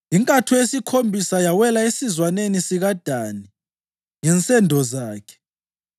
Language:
North Ndebele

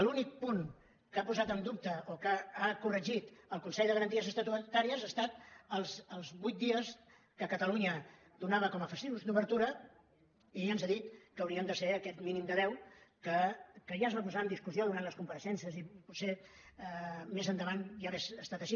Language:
Catalan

